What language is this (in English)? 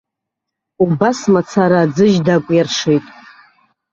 Abkhazian